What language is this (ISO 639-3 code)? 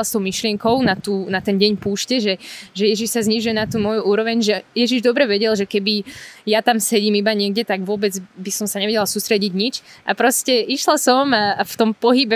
slk